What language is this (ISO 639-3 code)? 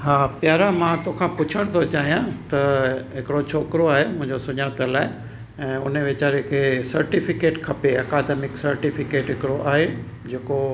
snd